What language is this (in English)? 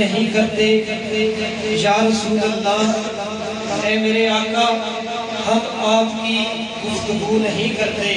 Arabic